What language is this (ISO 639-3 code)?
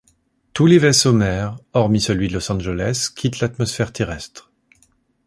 fra